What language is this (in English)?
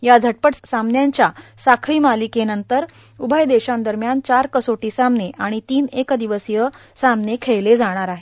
Marathi